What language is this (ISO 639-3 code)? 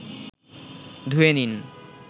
ben